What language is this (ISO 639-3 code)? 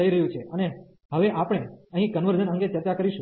guj